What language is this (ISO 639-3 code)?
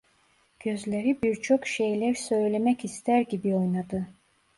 tur